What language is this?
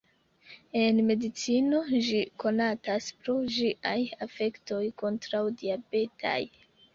Esperanto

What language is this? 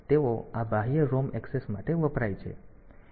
Gujarati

